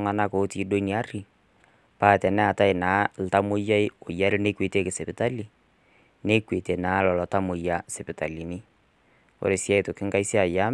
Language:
Masai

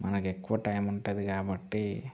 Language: Telugu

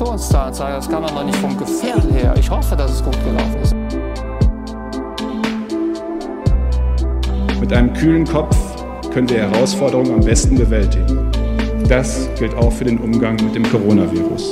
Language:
German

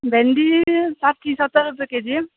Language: Nepali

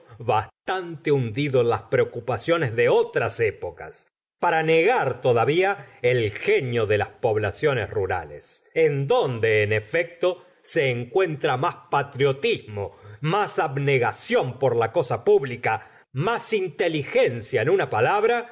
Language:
Spanish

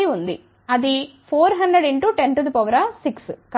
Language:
Telugu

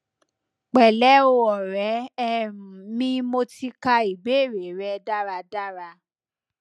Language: Yoruba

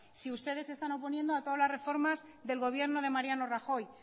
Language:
Spanish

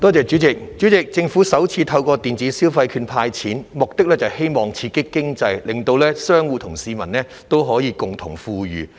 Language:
Cantonese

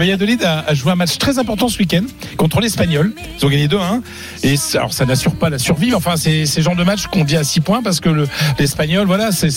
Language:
French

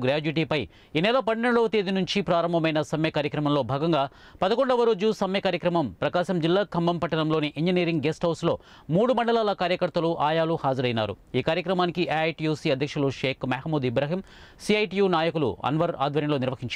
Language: Telugu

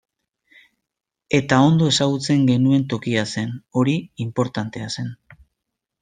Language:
Basque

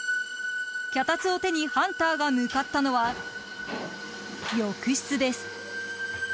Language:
Japanese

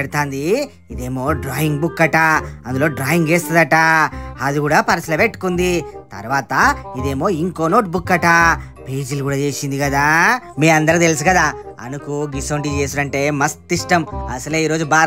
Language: Telugu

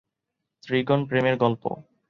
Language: Bangla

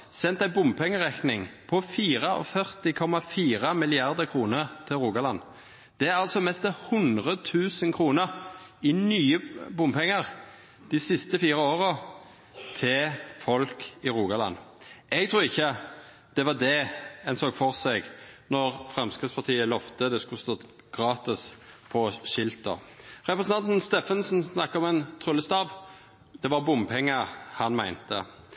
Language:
Norwegian Nynorsk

